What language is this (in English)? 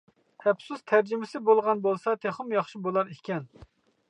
Uyghur